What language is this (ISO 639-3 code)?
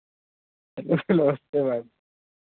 hin